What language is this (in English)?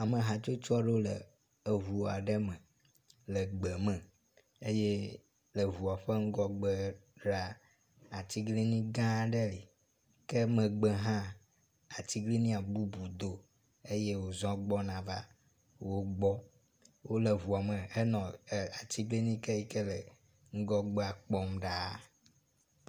Ewe